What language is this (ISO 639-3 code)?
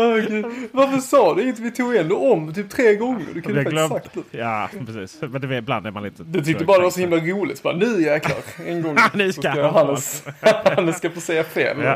swe